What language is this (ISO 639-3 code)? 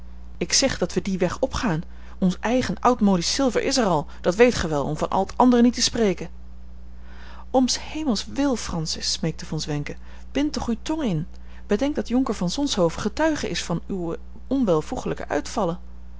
nld